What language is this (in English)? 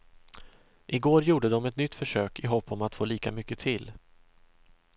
Swedish